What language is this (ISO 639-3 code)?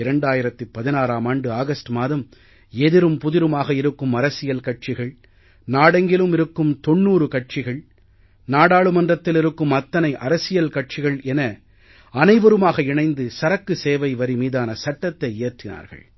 tam